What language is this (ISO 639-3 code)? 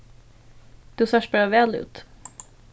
fao